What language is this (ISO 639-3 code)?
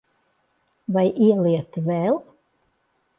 lav